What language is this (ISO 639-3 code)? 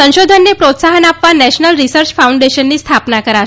guj